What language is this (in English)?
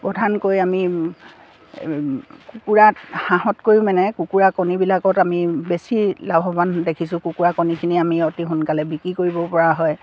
Assamese